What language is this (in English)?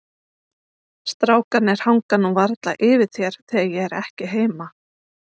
Icelandic